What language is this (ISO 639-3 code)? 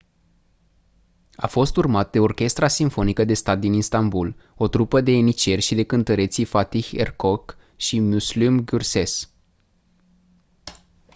ron